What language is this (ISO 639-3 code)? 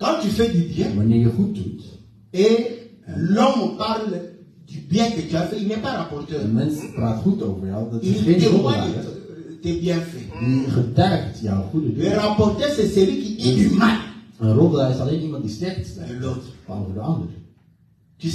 fra